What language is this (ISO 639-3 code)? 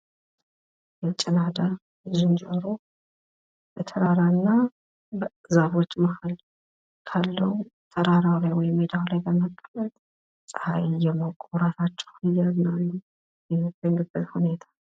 amh